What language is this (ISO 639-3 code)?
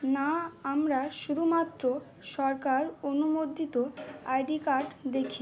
ben